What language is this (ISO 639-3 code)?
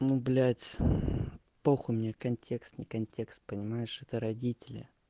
rus